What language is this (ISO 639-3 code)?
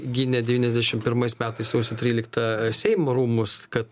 lit